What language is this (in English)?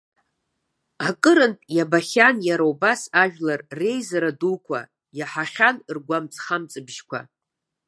Abkhazian